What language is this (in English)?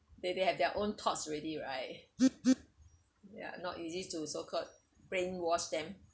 English